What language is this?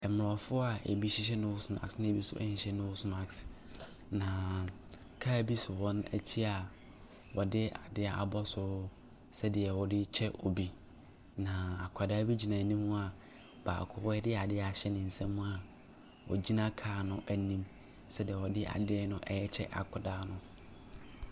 Akan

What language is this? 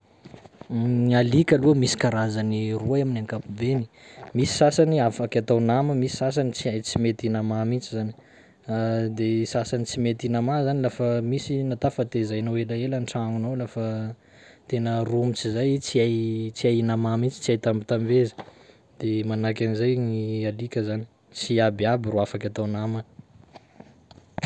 Sakalava Malagasy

